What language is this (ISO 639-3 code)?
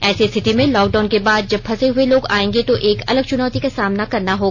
hin